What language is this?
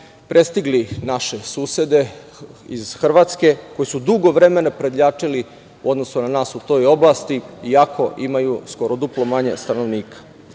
Serbian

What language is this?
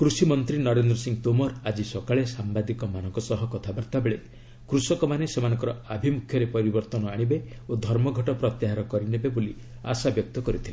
Odia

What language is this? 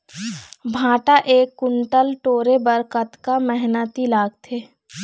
Chhattisgarhi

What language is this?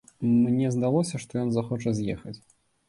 Belarusian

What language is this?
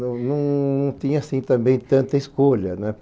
Portuguese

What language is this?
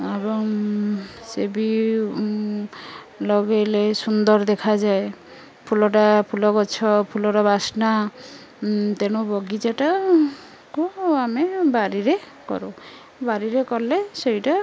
Odia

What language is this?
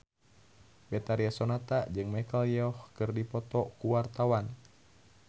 Sundanese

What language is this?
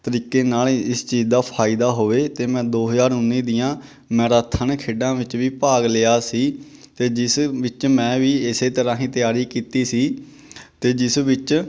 Punjabi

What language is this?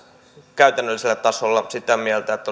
Finnish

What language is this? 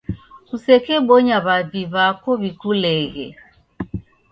Taita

